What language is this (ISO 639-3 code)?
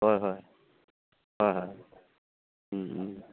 asm